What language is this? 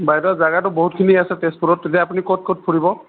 Assamese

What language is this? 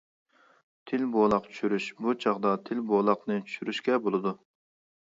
Uyghur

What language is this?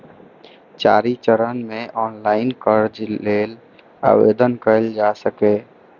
Maithili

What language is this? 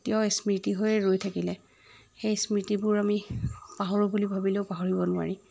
Assamese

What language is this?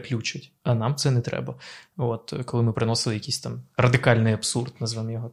Ukrainian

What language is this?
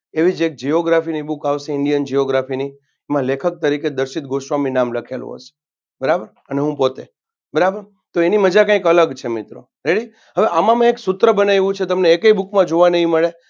Gujarati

